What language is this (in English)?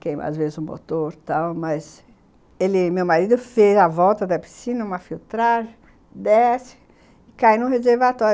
Portuguese